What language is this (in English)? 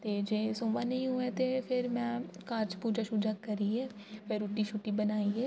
Dogri